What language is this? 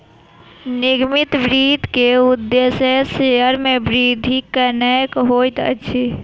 Maithili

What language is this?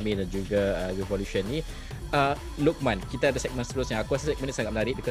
Malay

